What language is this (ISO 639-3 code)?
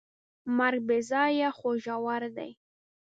pus